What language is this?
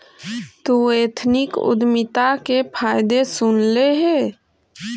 Magahi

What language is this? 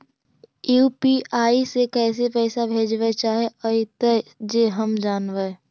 Magahi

